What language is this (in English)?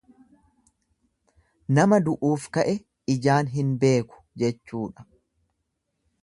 Oromo